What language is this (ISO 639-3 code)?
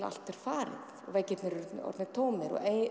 isl